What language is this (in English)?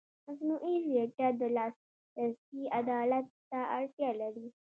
Pashto